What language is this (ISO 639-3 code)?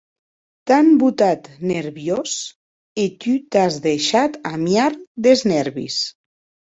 oci